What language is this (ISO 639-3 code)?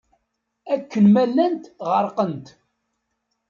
kab